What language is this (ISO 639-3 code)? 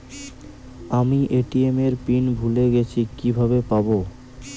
ben